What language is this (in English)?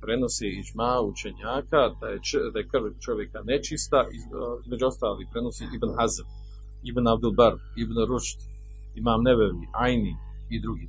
Croatian